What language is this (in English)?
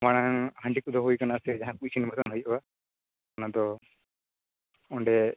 Santali